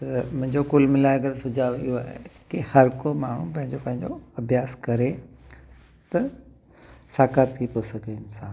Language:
Sindhi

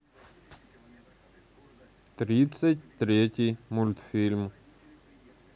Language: Russian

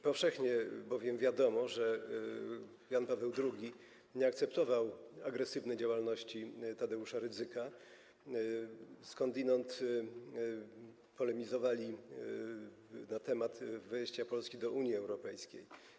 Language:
Polish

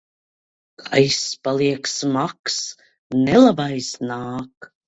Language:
Latvian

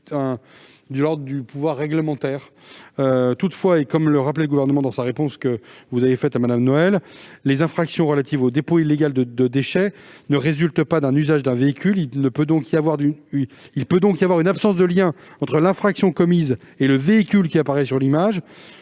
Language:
French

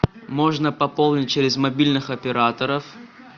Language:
Russian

